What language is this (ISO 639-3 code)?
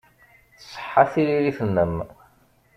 kab